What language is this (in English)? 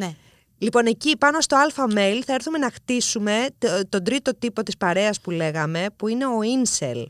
Greek